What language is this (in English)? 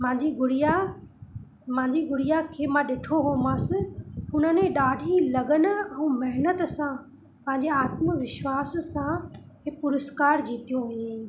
Sindhi